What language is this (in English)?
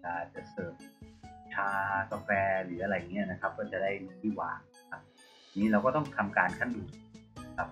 Thai